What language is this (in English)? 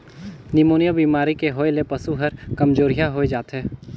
Chhattisgarhi